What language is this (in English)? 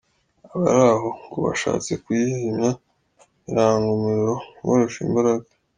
Kinyarwanda